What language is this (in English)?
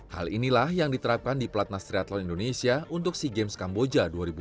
Indonesian